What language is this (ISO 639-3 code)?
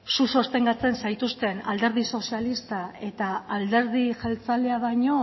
eus